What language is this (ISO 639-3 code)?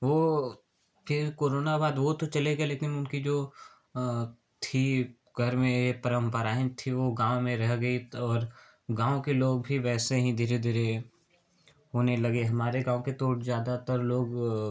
hin